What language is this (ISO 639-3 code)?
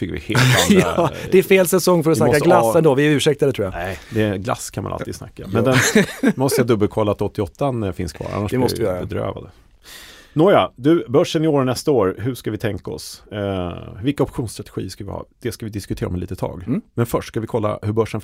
swe